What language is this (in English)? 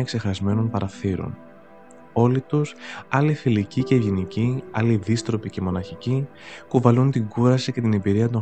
Greek